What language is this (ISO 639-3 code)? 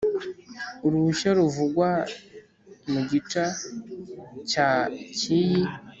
kin